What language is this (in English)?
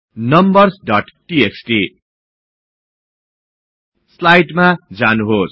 Nepali